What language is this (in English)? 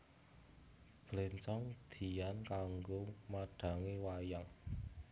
Javanese